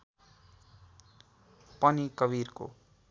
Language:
Nepali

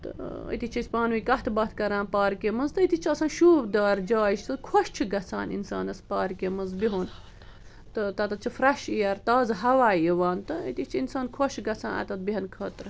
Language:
Kashmiri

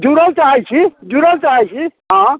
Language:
Maithili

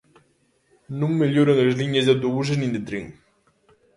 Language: Galician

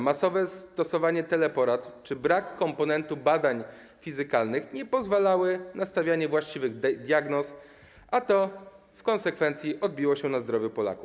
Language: Polish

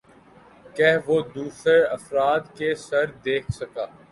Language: Urdu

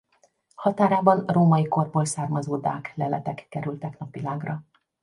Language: Hungarian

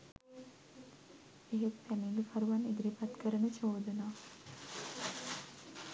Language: Sinhala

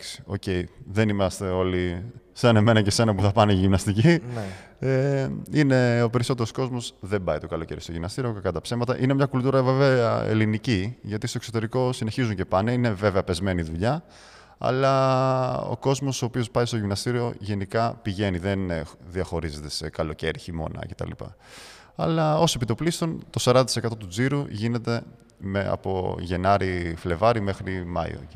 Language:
Greek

